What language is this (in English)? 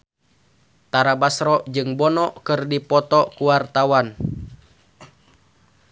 Sundanese